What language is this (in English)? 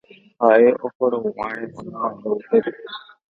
Guarani